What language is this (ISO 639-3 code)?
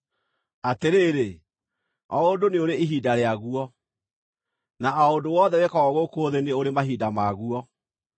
kik